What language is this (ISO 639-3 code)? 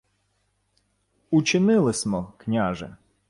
ukr